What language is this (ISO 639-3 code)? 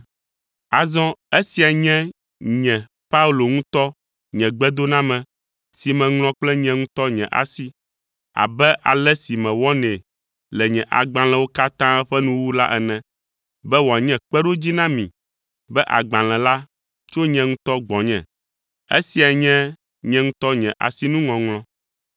ewe